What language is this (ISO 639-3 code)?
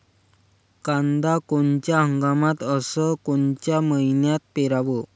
mar